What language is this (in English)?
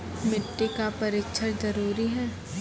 Maithili